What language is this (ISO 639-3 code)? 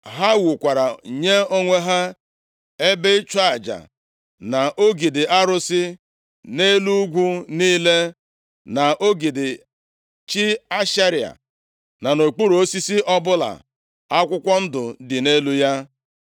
ibo